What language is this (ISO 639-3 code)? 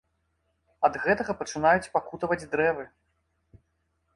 bel